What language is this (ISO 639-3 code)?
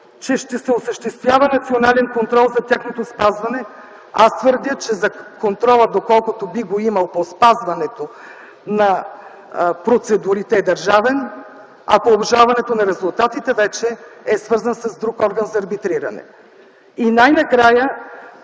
bul